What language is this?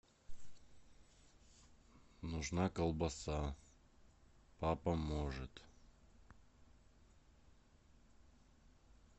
Russian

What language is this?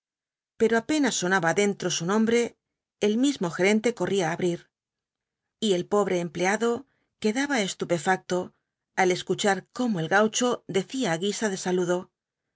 Spanish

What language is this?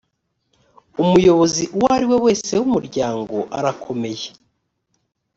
Kinyarwanda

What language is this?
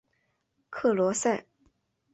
Chinese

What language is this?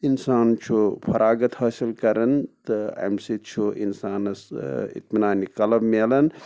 Kashmiri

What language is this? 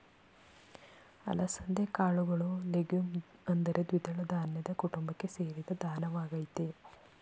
Kannada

